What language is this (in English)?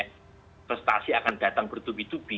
Indonesian